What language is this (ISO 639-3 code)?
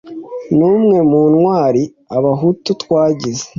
kin